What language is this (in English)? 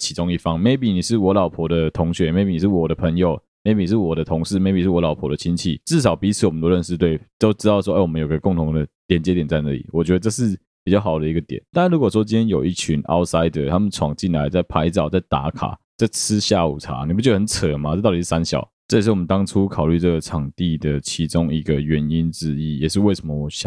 Chinese